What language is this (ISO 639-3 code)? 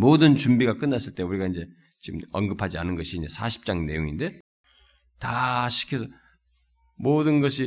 kor